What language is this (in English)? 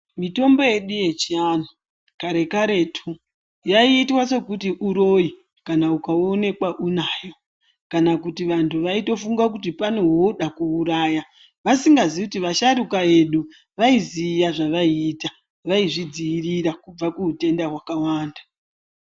Ndau